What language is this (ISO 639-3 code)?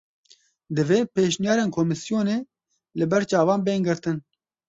kur